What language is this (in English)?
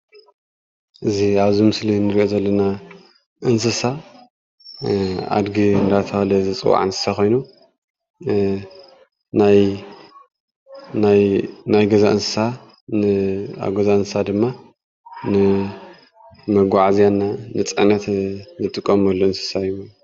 Tigrinya